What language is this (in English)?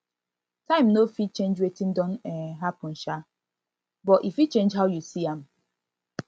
Nigerian Pidgin